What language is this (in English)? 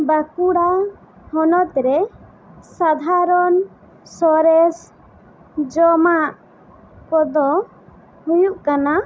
Santali